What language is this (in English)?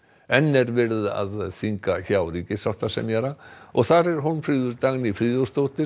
Icelandic